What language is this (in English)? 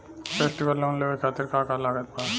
Bhojpuri